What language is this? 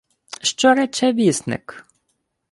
Ukrainian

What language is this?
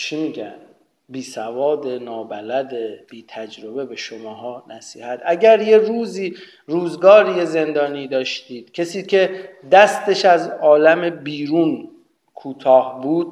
Persian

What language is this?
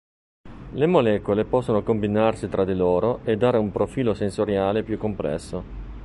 Italian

